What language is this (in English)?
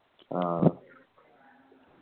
Malayalam